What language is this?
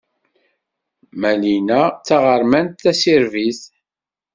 Kabyle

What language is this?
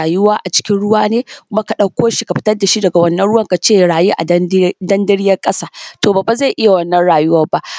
Hausa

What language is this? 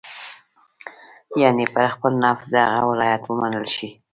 Pashto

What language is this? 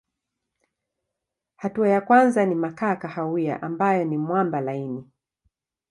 Swahili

